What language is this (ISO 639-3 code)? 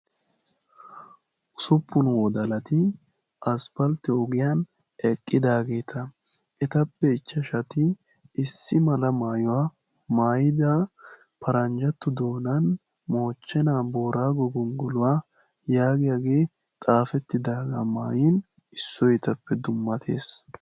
wal